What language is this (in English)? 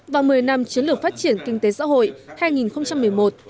Vietnamese